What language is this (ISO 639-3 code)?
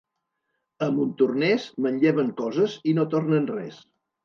cat